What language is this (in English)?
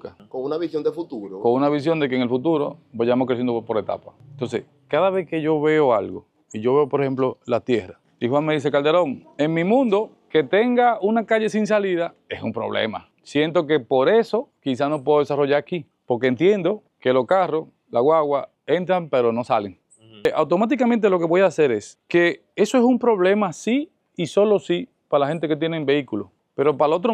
Spanish